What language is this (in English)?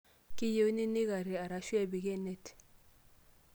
Masai